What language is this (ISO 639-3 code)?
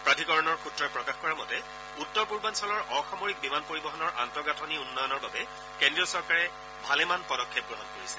asm